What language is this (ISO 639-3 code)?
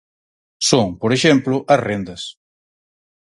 glg